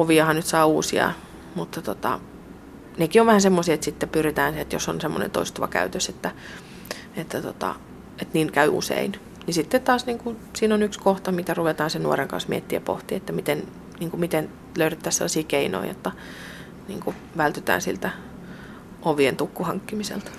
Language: Finnish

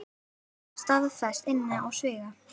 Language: Icelandic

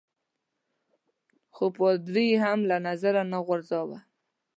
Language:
Pashto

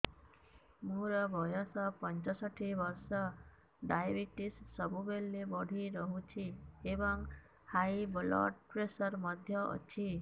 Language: Odia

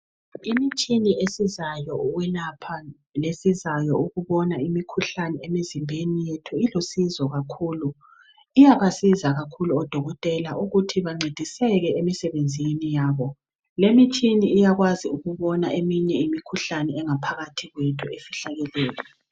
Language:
North Ndebele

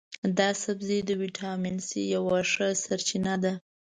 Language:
Pashto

